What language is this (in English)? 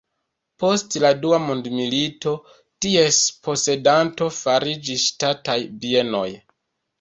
Esperanto